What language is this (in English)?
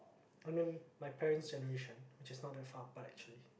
English